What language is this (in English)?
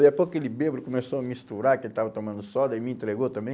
Portuguese